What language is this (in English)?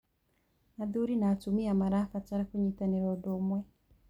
Kikuyu